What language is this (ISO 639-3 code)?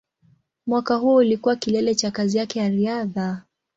swa